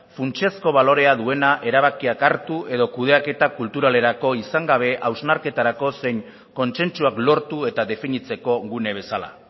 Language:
Basque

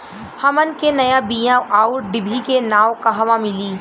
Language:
Bhojpuri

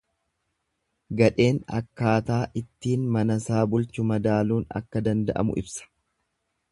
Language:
Oromo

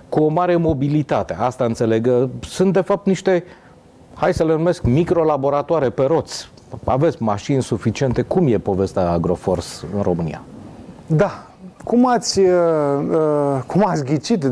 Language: Romanian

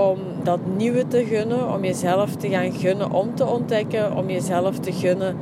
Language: Dutch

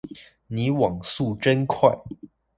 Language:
Chinese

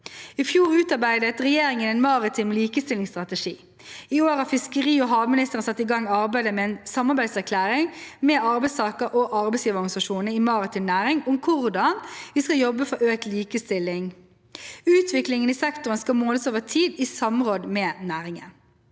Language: Norwegian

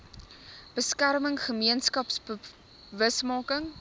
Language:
Afrikaans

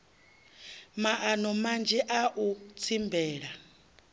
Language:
Venda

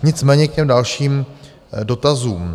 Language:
Czech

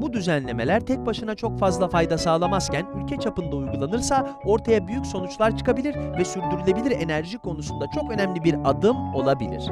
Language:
Turkish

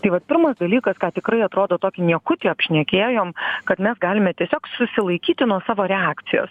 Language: Lithuanian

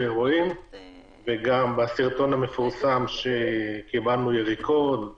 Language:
Hebrew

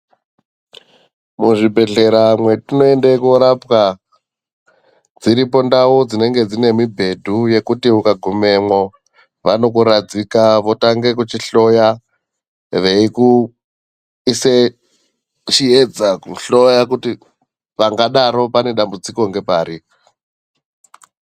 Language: Ndau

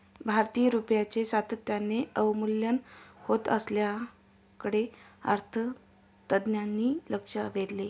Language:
Marathi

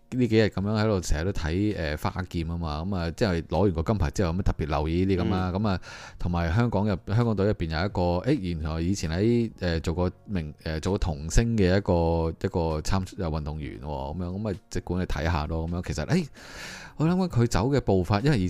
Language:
Chinese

